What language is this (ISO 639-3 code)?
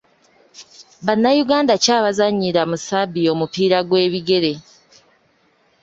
lug